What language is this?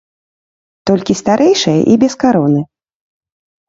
Belarusian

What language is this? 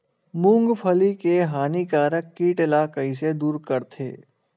Chhattisgarhi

